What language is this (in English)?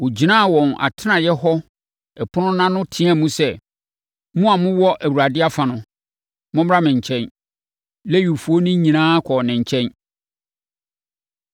Akan